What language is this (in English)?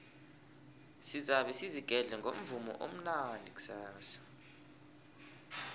South Ndebele